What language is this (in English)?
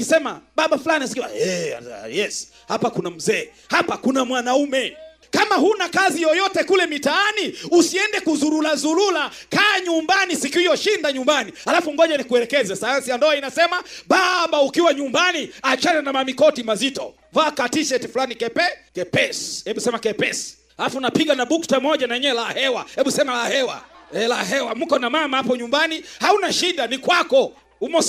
Swahili